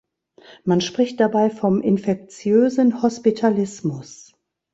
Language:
German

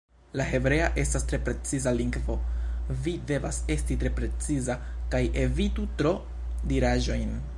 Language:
Esperanto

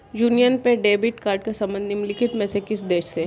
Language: Hindi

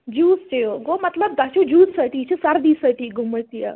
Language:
Kashmiri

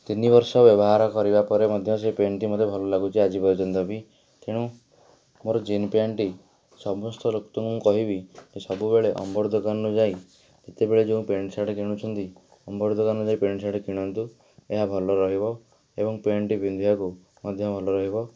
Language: Odia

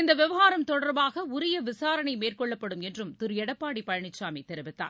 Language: Tamil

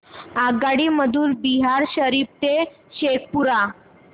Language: Marathi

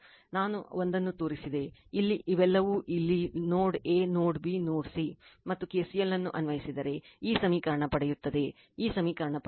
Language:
Kannada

